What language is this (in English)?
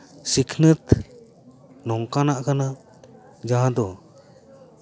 Santali